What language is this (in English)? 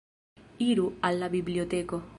Esperanto